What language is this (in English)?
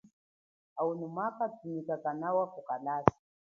Chokwe